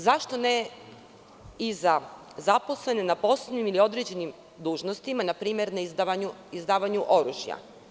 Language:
Serbian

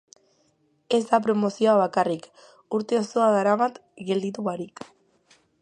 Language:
Basque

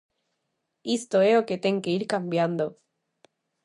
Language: Galician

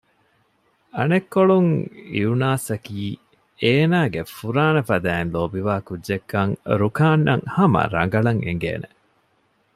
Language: Divehi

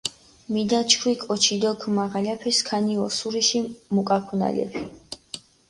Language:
Mingrelian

